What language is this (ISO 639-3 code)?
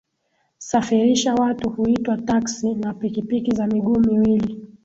swa